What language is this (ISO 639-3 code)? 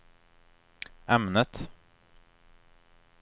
swe